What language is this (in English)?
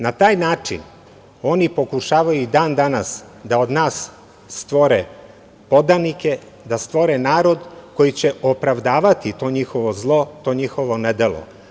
Serbian